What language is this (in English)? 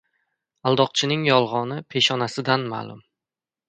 Uzbek